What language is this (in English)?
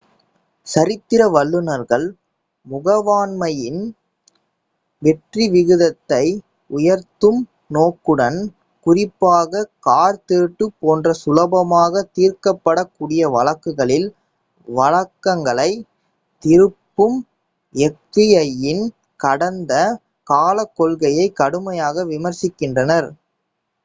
Tamil